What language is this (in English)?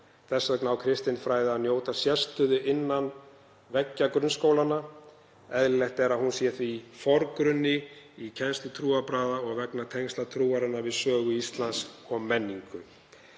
Icelandic